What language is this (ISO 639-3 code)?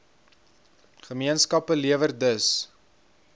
afr